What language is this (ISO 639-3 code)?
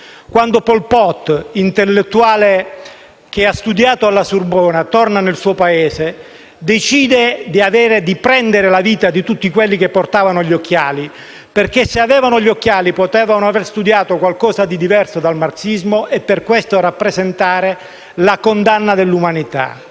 ita